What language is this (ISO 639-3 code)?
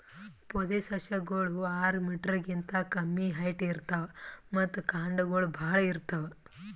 kan